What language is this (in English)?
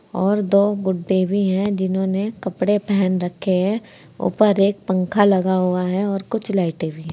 Hindi